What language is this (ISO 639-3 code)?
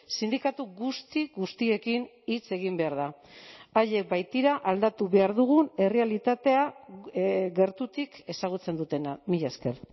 eus